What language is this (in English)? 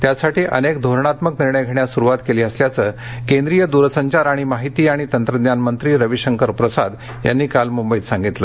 Marathi